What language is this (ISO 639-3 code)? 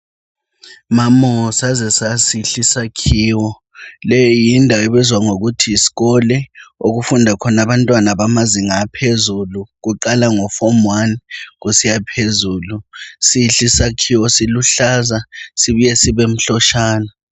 nde